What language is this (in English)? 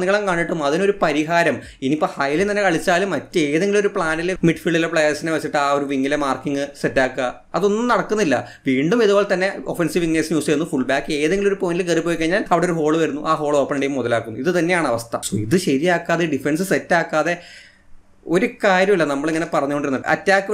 Malayalam